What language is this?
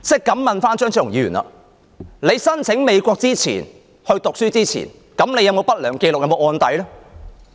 Cantonese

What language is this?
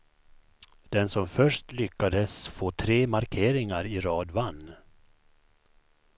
Swedish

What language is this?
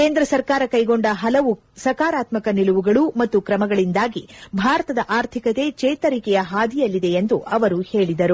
Kannada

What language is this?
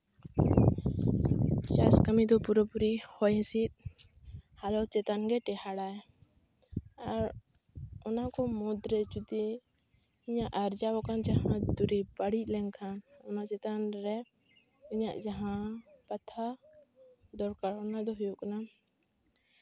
Santali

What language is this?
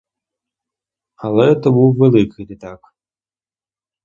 Ukrainian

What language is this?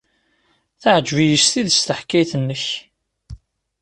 Kabyle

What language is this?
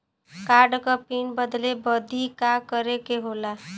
Bhojpuri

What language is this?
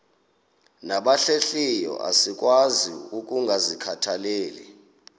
Xhosa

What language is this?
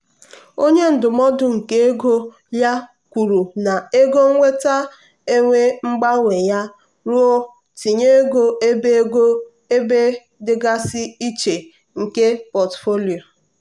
Igbo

